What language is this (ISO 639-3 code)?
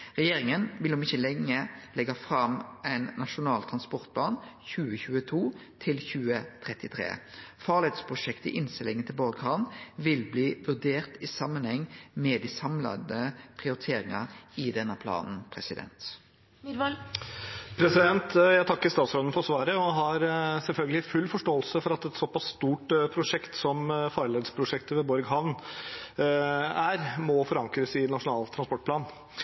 nor